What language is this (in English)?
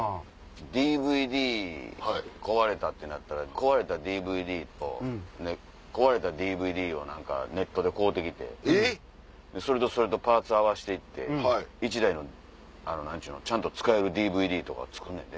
Japanese